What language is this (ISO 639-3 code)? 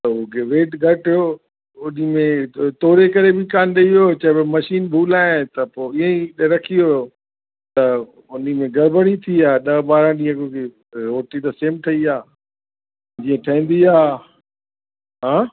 snd